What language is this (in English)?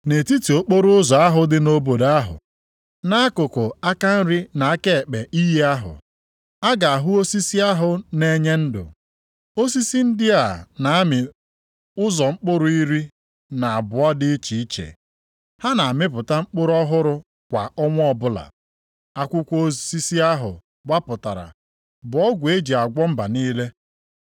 Igbo